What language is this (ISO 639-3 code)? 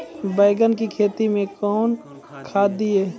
mai